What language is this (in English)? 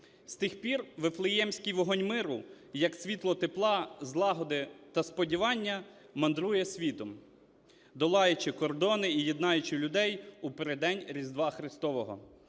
Ukrainian